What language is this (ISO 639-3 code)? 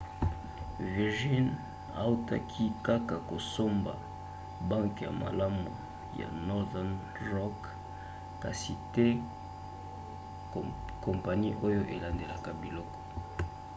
lin